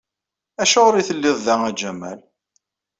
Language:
Kabyle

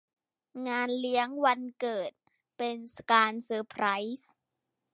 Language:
Thai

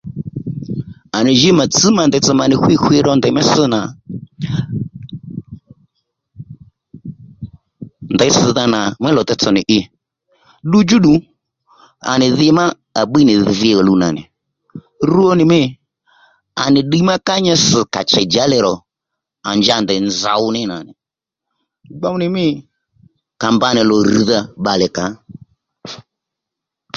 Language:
Lendu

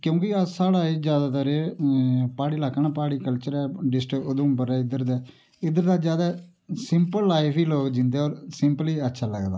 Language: Dogri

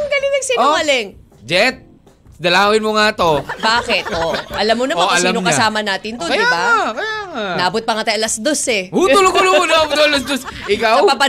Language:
Filipino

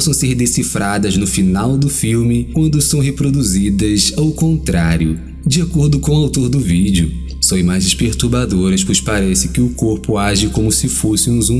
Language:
Portuguese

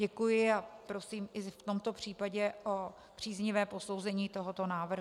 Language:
Czech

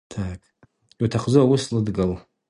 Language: Abaza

